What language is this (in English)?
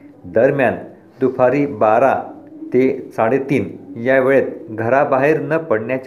Marathi